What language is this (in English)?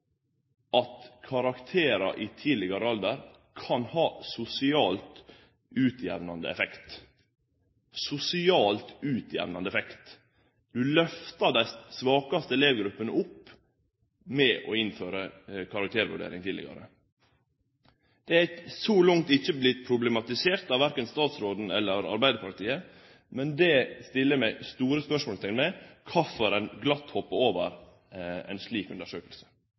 Norwegian Nynorsk